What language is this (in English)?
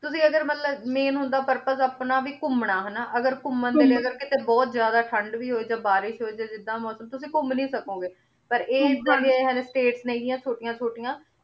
Punjabi